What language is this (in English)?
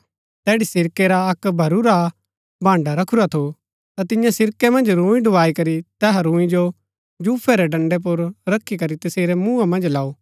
Gaddi